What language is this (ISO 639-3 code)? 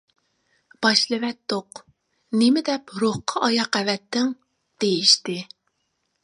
uig